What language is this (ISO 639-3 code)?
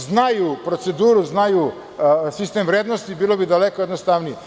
srp